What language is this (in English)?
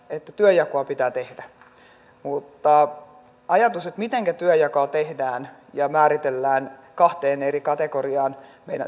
Finnish